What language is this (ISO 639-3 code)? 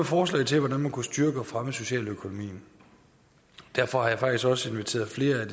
dan